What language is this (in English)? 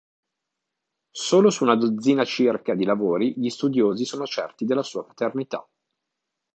Italian